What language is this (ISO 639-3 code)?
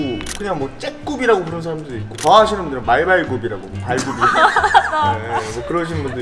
kor